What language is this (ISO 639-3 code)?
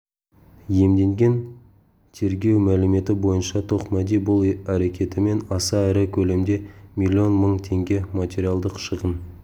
kaz